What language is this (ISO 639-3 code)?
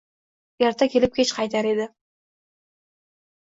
uzb